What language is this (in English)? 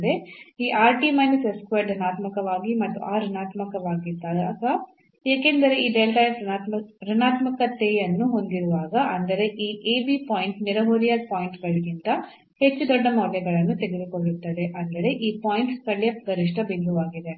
Kannada